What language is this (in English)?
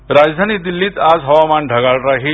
Marathi